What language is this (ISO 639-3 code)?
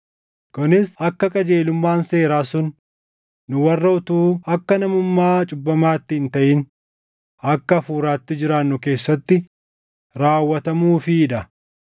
orm